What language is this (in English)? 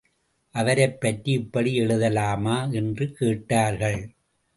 Tamil